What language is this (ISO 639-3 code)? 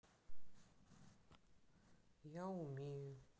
rus